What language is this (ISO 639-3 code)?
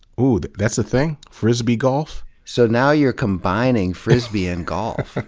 eng